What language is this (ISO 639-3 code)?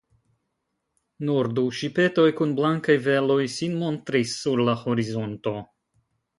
epo